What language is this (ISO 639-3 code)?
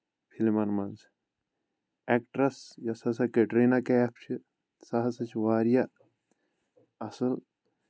kas